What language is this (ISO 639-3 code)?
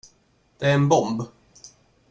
swe